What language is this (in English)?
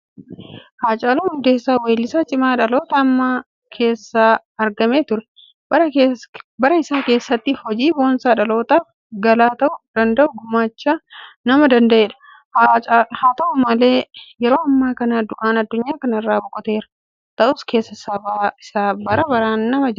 Oromo